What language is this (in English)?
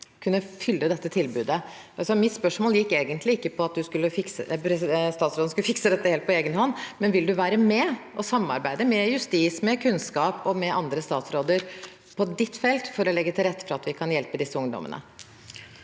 Norwegian